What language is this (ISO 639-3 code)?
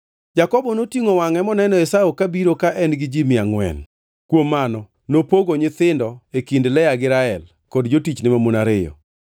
luo